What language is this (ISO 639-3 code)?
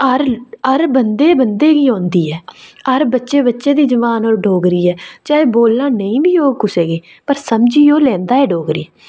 doi